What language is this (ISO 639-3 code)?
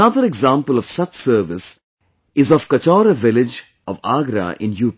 eng